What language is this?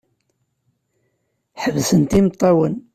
Kabyle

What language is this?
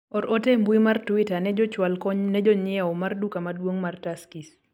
Luo (Kenya and Tanzania)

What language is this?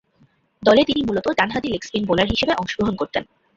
Bangla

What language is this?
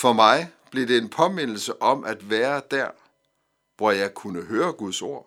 Danish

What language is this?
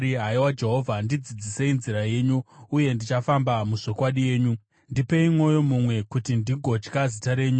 Shona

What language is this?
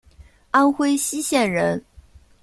Chinese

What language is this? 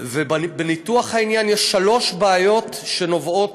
Hebrew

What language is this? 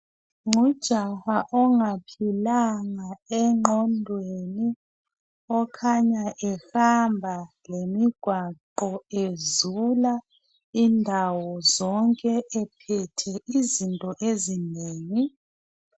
North Ndebele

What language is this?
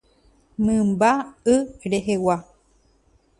Guarani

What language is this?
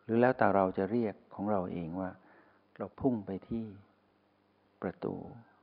Thai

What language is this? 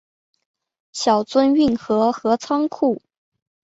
Chinese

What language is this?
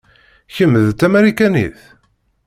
Kabyle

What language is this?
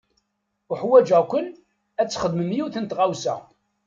Kabyle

